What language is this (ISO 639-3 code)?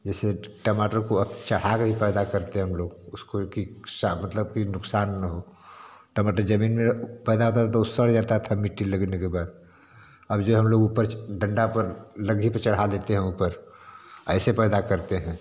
hin